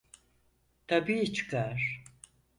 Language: Turkish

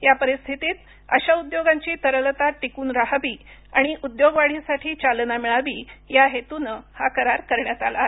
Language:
Marathi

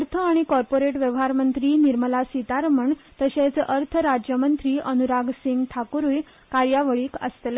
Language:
Konkani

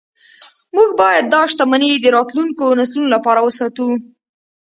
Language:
Pashto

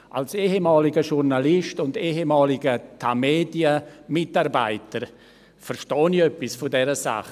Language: Swiss German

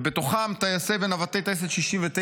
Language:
Hebrew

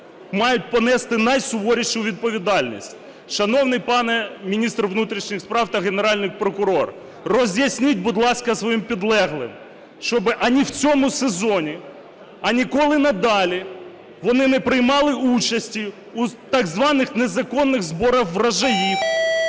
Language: Ukrainian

